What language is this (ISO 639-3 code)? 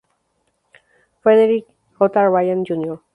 spa